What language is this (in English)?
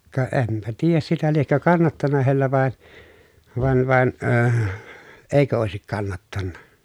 Finnish